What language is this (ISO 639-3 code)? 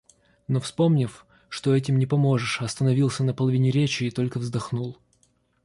rus